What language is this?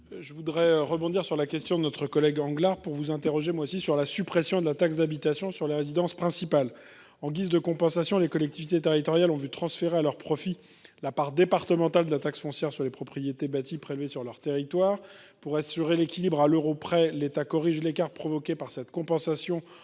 French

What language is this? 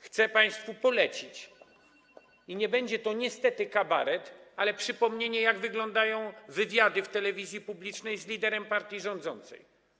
Polish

